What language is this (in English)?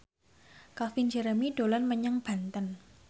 Javanese